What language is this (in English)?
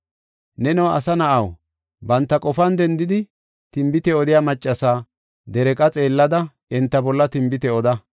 Gofa